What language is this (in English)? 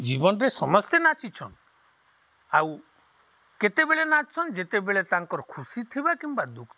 Odia